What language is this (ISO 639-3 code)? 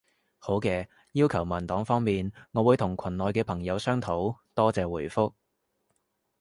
yue